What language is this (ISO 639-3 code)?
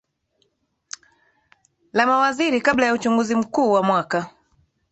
swa